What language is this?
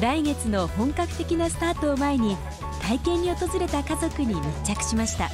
Japanese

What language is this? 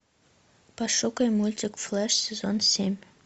Russian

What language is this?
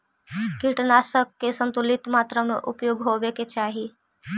Magahi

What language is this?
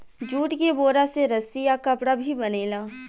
Bhojpuri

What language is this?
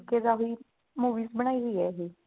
Punjabi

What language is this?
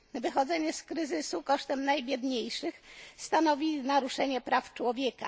Polish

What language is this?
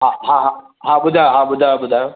Sindhi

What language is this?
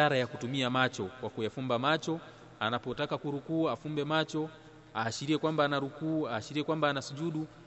Swahili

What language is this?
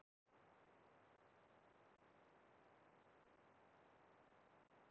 Icelandic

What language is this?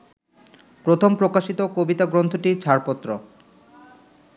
Bangla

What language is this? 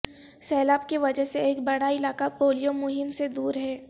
Urdu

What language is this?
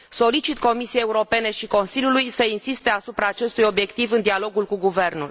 Romanian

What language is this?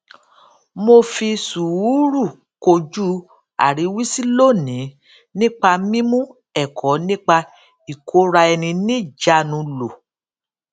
Yoruba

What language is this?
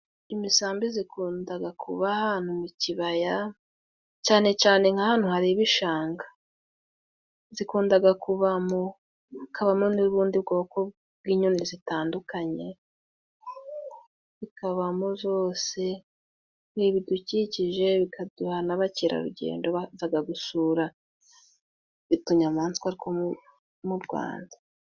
Kinyarwanda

